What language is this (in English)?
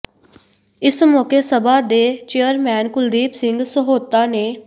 Punjabi